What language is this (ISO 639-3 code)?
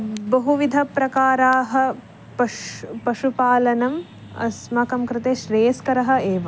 san